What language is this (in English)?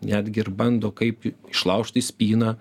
Lithuanian